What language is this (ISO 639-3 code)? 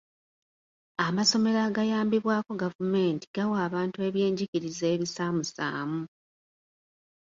lug